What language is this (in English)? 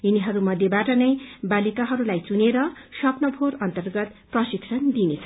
Nepali